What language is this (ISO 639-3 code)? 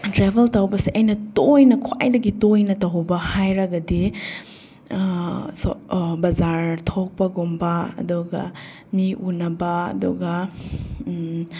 mni